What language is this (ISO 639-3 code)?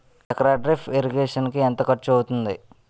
tel